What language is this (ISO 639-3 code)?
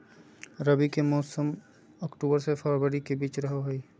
mag